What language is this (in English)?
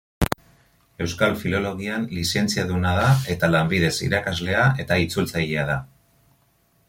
Basque